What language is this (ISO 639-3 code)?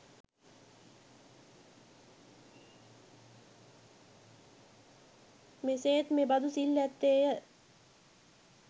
sin